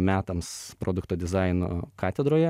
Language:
Lithuanian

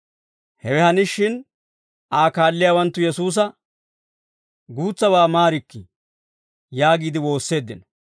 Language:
Dawro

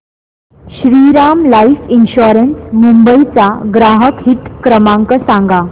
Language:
Marathi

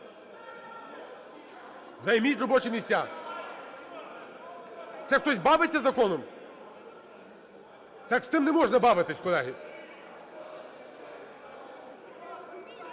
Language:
Ukrainian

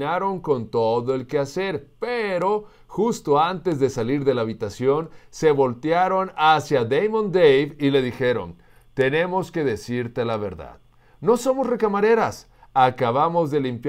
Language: Spanish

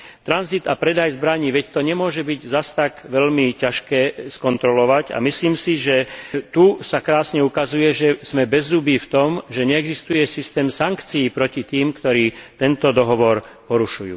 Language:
Slovak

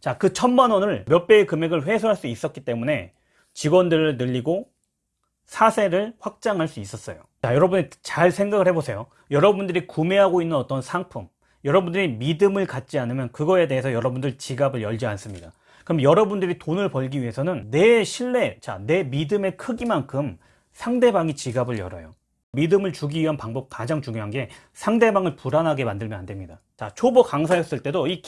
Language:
Korean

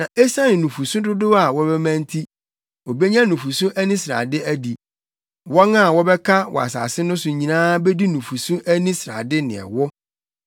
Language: Akan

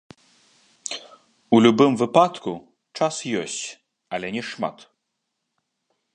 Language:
Belarusian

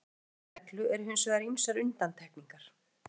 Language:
Icelandic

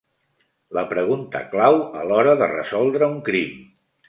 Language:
Catalan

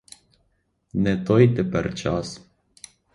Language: Ukrainian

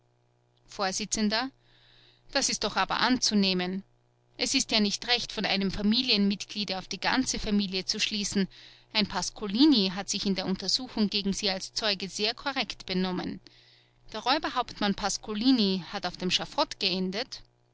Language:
German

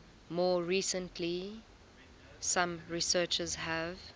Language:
English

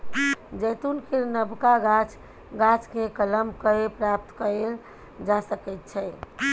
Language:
Maithili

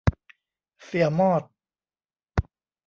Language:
Thai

